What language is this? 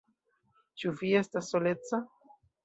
Esperanto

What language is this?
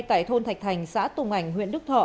Vietnamese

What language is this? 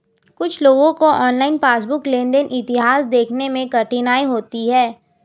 Hindi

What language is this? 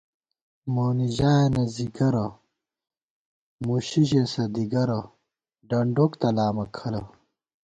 Gawar-Bati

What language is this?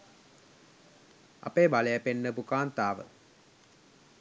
Sinhala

